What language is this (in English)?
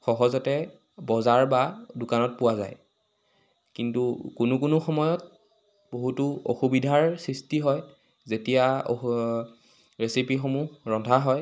Assamese